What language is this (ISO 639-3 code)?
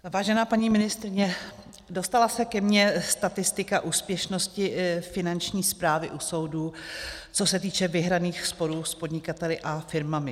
ces